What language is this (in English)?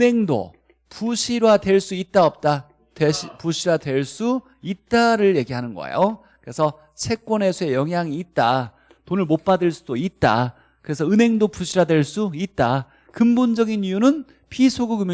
Korean